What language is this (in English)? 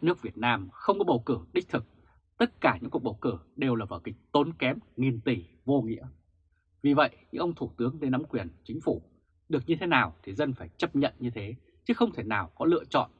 Vietnamese